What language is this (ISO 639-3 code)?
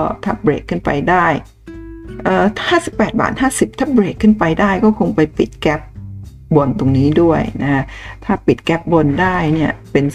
tha